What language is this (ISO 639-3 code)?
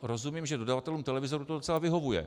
ces